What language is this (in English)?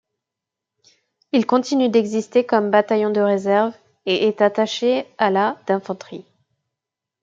French